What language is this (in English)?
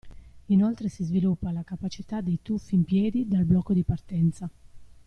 Italian